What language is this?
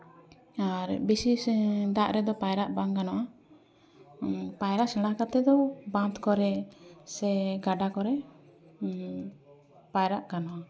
Santali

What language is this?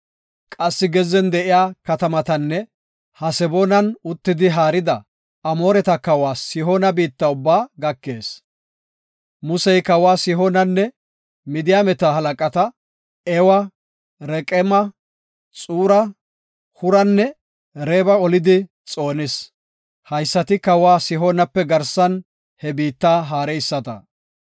Gofa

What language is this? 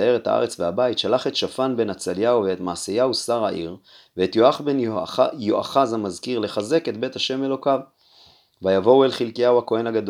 Hebrew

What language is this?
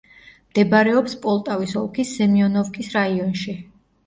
Georgian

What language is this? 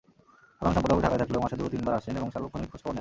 Bangla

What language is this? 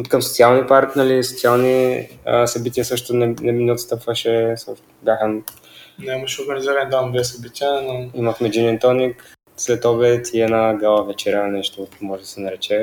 Bulgarian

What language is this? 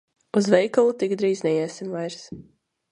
Latvian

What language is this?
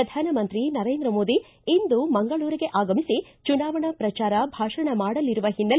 Kannada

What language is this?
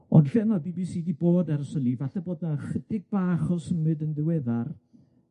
Welsh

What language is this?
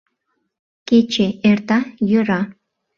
Mari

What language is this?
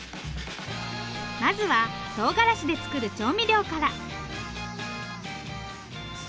Japanese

